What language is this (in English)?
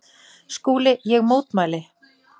Icelandic